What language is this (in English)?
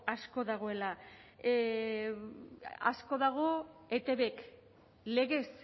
Basque